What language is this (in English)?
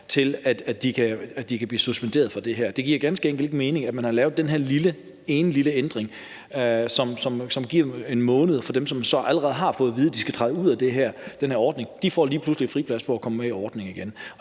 Danish